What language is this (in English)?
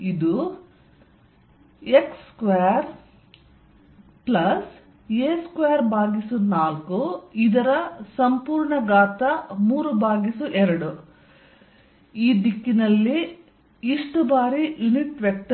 Kannada